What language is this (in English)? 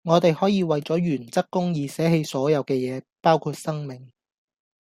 Cantonese